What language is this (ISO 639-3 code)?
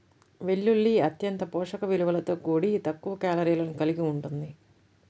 tel